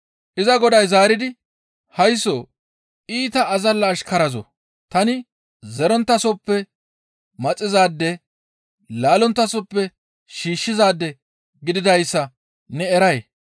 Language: Gamo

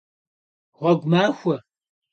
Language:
Kabardian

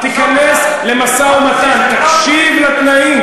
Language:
Hebrew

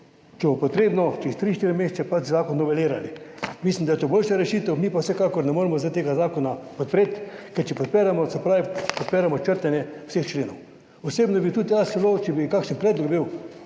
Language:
Slovenian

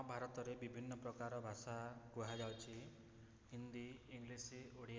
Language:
Odia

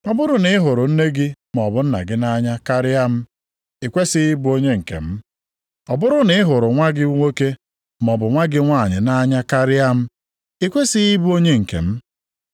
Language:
Igbo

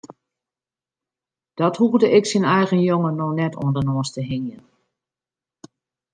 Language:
Western Frisian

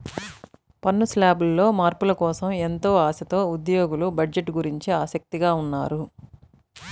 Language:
Telugu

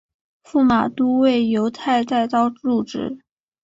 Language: Chinese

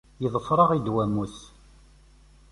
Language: Kabyle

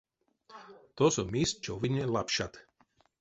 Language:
Erzya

